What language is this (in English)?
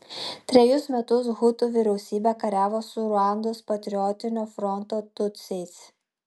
Lithuanian